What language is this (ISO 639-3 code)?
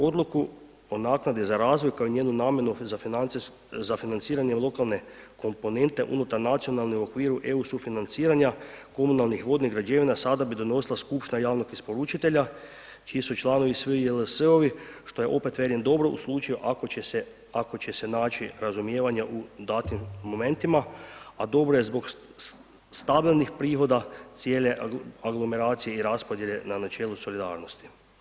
hrv